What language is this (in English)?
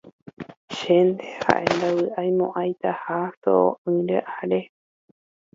Guarani